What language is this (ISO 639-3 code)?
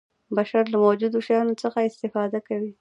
pus